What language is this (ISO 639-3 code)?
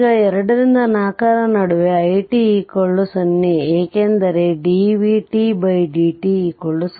kan